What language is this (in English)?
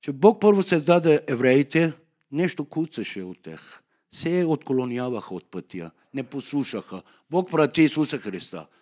Bulgarian